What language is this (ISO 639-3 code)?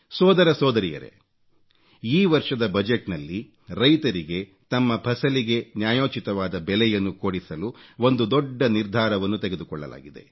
kan